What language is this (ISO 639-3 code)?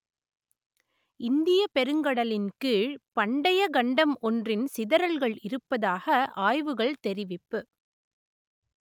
tam